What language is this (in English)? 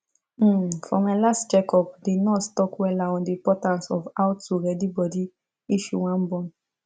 Nigerian Pidgin